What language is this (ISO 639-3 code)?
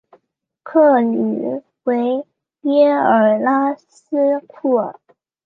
zho